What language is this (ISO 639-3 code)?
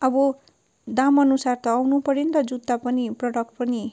nep